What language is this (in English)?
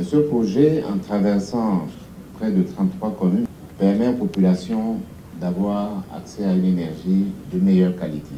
French